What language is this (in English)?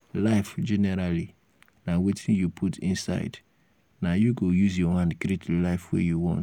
Nigerian Pidgin